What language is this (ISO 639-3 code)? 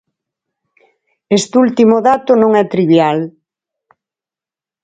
glg